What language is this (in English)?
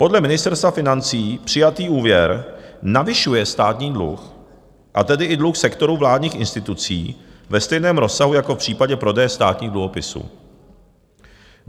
Czech